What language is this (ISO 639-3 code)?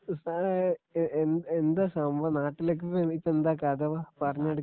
mal